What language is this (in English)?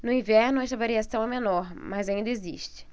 Portuguese